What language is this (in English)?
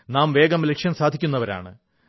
Malayalam